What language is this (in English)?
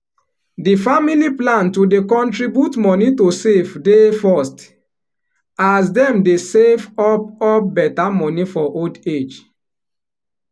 Nigerian Pidgin